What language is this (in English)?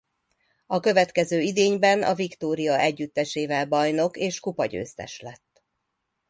Hungarian